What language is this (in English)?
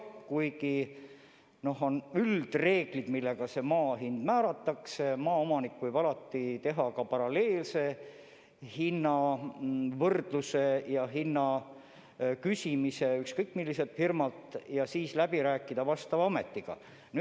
Estonian